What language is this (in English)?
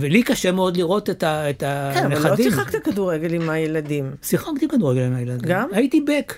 Hebrew